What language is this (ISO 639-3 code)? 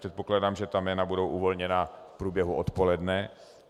ces